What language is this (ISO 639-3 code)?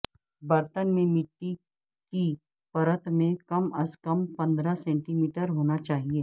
urd